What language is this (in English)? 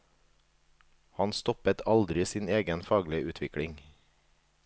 Norwegian